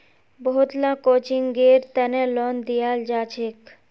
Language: Magahi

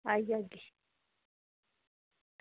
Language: Dogri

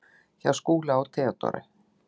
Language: Icelandic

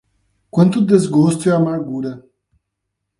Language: Portuguese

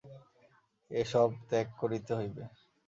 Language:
Bangla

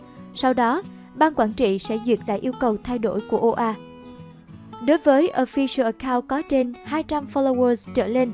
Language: Vietnamese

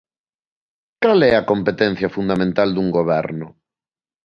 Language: Galician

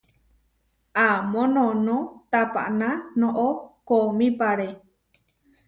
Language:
Huarijio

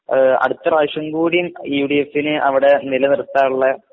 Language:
Malayalam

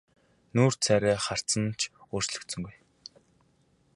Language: Mongolian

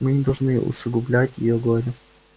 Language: Russian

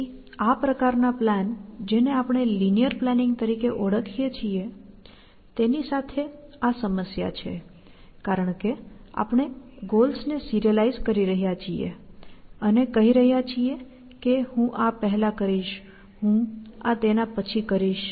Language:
Gujarati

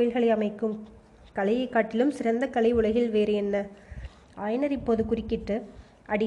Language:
Tamil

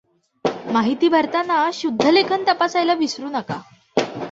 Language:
Marathi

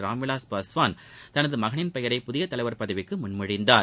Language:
Tamil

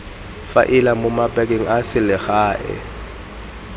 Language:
Tswana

